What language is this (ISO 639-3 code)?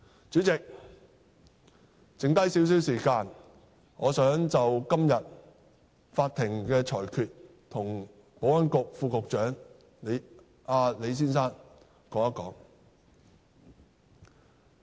yue